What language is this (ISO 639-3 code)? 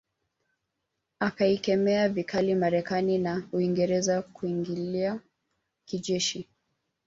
swa